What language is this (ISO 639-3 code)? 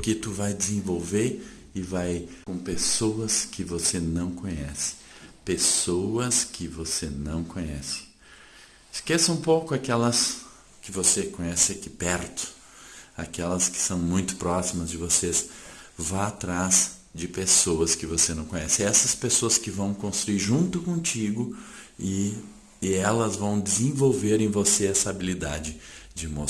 por